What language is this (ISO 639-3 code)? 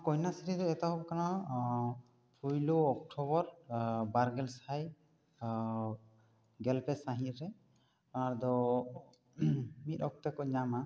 sat